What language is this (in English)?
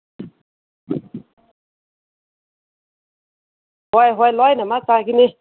Manipuri